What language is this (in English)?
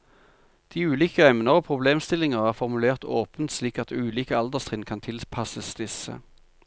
Norwegian